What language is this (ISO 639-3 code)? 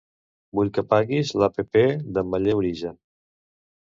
cat